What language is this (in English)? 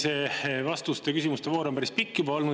Estonian